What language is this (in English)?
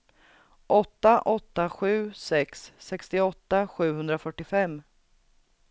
Swedish